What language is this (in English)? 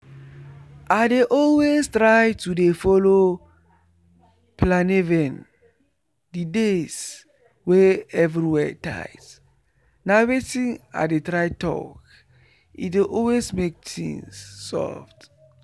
Nigerian Pidgin